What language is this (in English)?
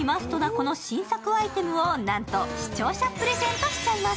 Japanese